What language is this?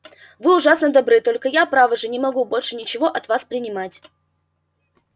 Russian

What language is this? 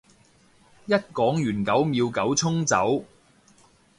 Cantonese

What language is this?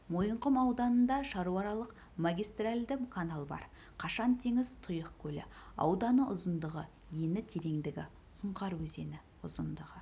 Kazakh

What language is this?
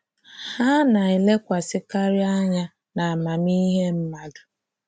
Igbo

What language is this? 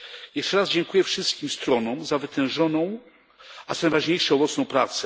Polish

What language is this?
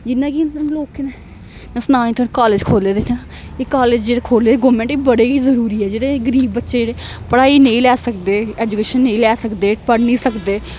Dogri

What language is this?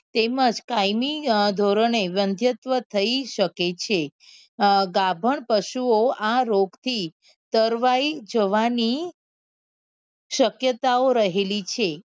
Gujarati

